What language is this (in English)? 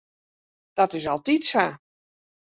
Western Frisian